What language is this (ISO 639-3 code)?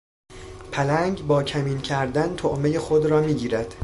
fas